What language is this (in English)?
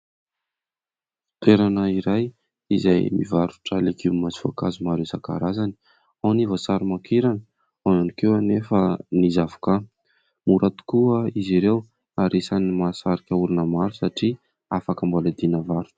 Malagasy